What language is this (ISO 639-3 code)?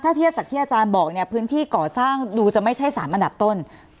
tha